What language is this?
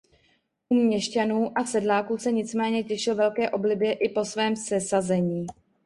Czech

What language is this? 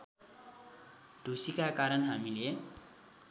Nepali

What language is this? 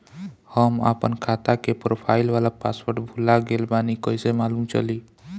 Bhojpuri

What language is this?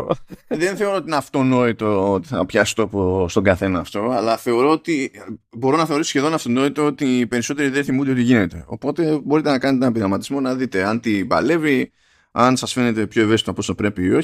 Greek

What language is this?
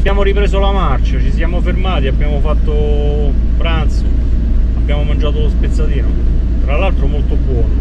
Italian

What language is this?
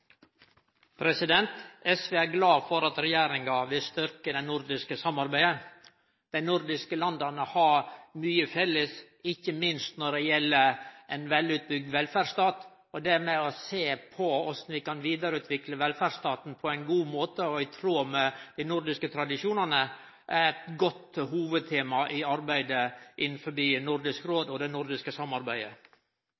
Norwegian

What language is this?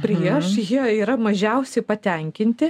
Lithuanian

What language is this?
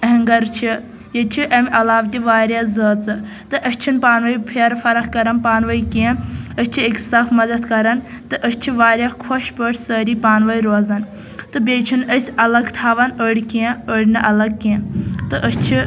Kashmiri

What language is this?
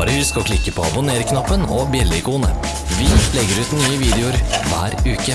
Norwegian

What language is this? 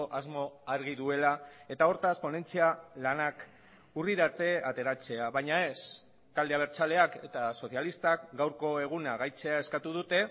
Basque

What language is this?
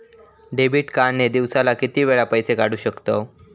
Marathi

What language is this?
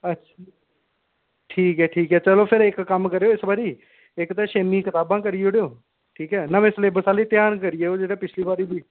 Dogri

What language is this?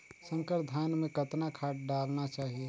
Chhattisgarhi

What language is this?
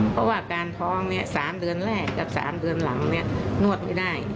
Thai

